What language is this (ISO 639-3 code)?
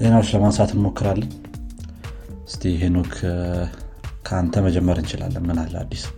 amh